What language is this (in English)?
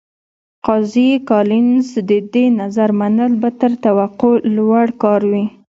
Pashto